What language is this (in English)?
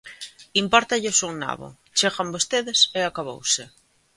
Galician